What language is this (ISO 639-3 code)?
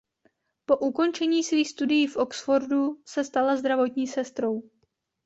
ces